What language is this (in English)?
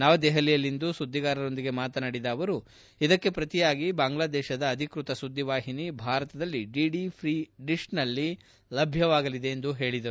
Kannada